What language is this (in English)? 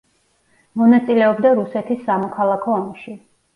Georgian